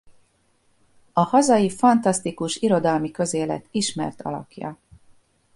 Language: Hungarian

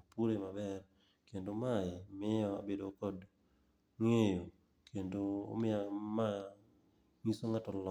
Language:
Luo (Kenya and Tanzania)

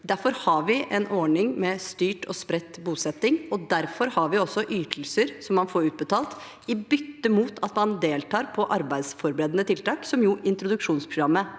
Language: Norwegian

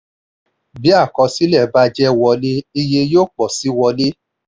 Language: Yoruba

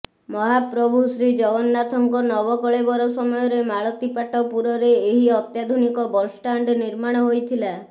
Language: Odia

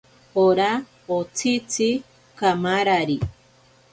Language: Ashéninka Perené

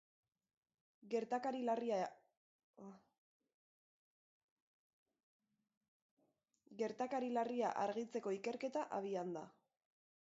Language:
Basque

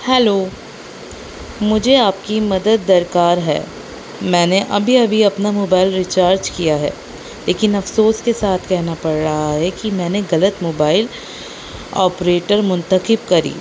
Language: Urdu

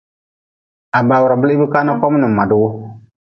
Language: Nawdm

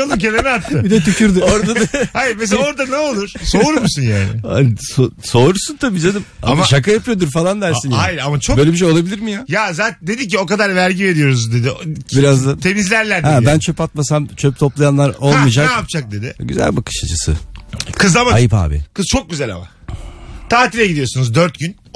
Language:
Turkish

